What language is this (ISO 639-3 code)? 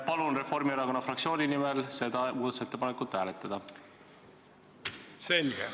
est